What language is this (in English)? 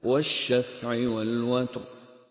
Arabic